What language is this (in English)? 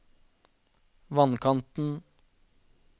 Norwegian